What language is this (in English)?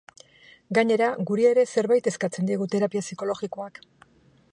Basque